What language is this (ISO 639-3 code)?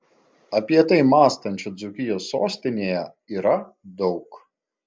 lit